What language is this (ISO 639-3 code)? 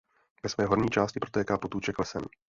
ces